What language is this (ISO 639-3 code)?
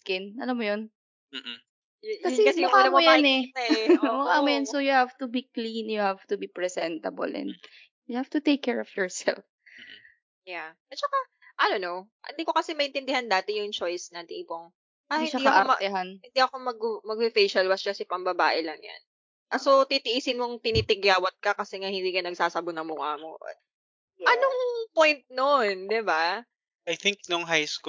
fil